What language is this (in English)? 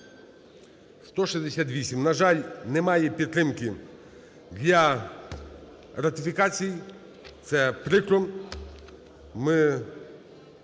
Ukrainian